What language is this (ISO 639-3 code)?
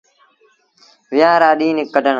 sbn